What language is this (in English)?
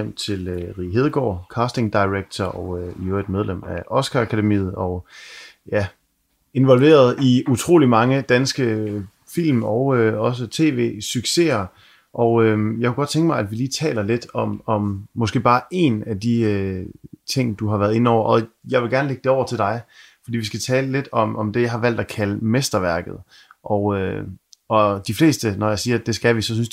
Danish